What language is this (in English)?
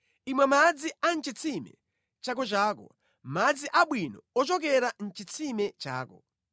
Nyanja